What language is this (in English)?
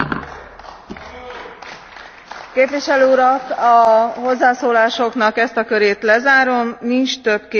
Hungarian